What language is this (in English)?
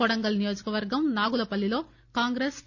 Telugu